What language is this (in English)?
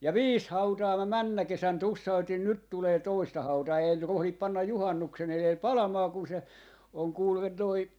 Finnish